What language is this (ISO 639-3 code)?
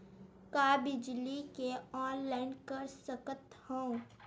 hne